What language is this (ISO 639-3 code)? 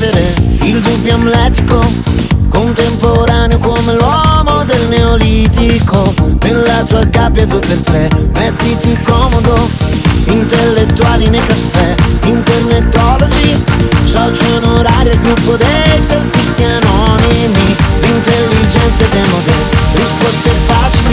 ukr